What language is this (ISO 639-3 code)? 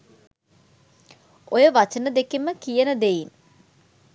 sin